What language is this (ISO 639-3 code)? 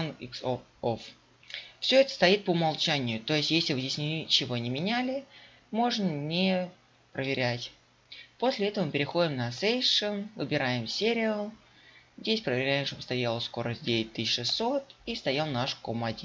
rus